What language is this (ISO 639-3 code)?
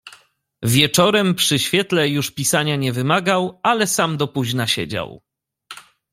pol